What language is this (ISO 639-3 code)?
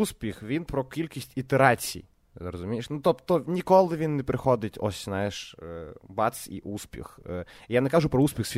ukr